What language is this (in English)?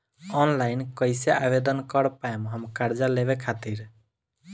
Bhojpuri